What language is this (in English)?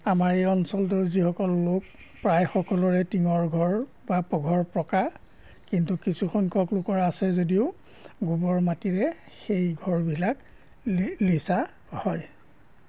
Assamese